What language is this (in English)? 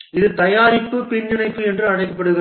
Tamil